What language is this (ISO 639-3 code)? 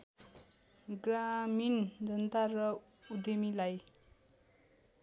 nep